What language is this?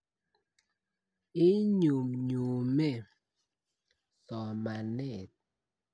Kalenjin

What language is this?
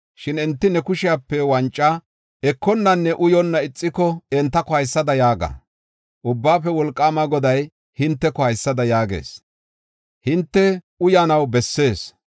Gofa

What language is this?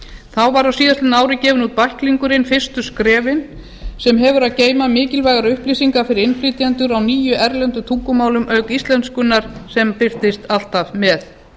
Icelandic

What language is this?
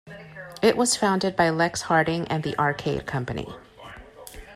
English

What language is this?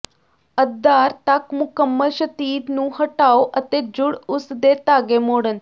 Punjabi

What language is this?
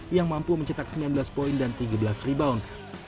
Indonesian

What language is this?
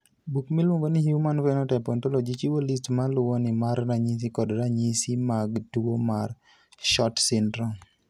Luo (Kenya and Tanzania)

